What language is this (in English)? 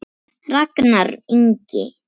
Icelandic